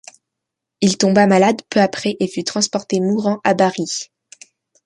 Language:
French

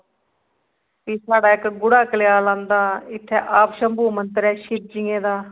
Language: Dogri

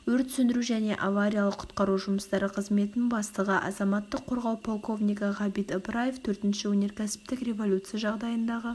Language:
Kazakh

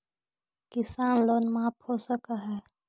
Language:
Magahi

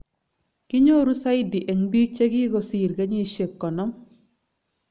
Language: Kalenjin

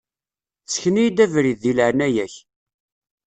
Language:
Kabyle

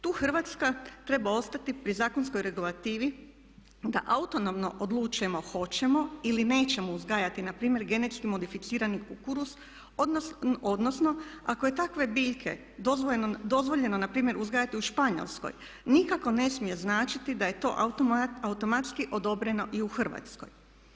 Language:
Croatian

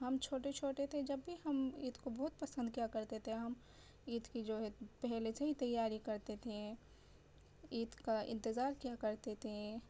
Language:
Urdu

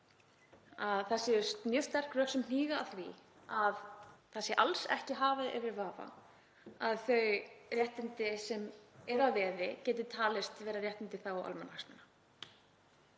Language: Icelandic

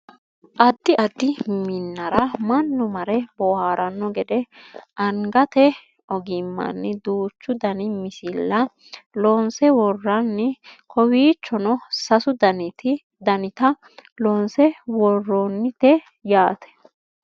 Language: Sidamo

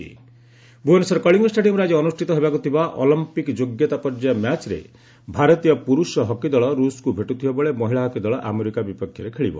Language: Odia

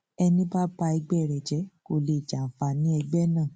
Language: Yoruba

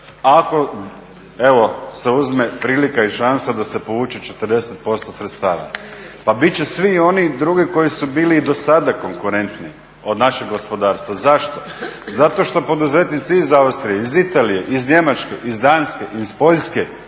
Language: Croatian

